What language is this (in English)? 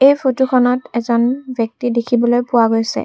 Assamese